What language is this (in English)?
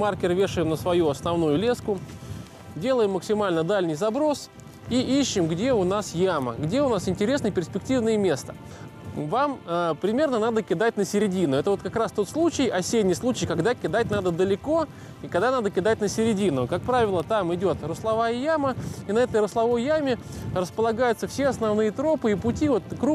Russian